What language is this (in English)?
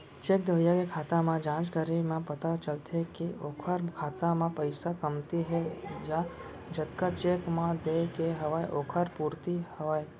Chhattisgarhi